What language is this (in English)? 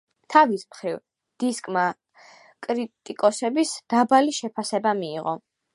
Georgian